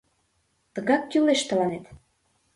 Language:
Mari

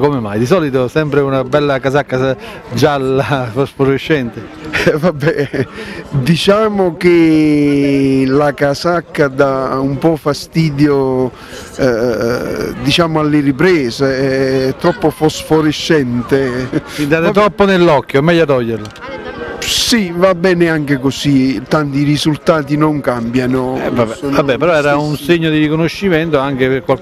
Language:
Italian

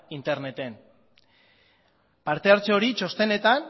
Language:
Basque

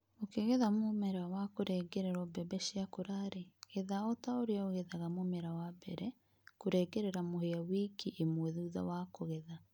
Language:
Kikuyu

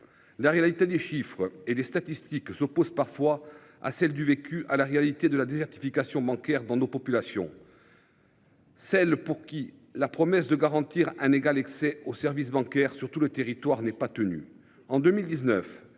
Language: French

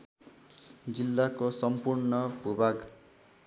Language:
Nepali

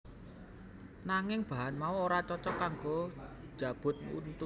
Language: Javanese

